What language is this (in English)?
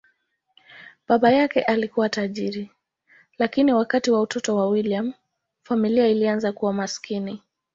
Swahili